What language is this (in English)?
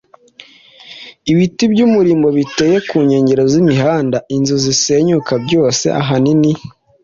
Kinyarwanda